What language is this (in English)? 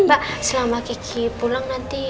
Indonesian